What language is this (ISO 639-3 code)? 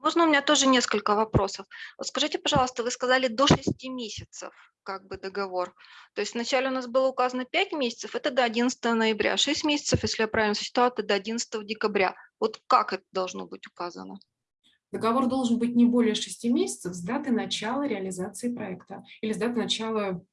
rus